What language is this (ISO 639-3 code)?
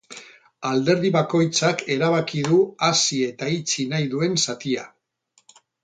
eus